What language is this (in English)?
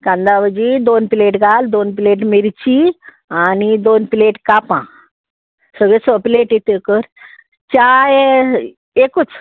Konkani